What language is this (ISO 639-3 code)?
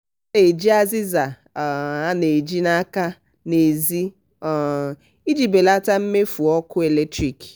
ibo